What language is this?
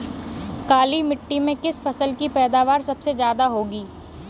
Hindi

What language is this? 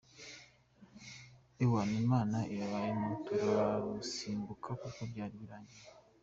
Kinyarwanda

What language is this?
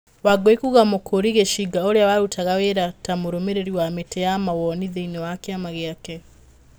Kikuyu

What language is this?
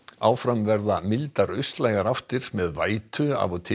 Icelandic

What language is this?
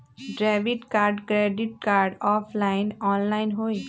Magahi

